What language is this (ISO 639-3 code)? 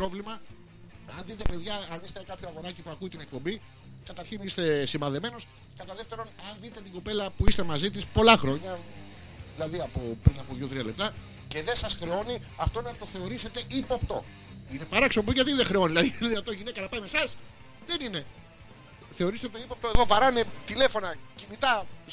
ell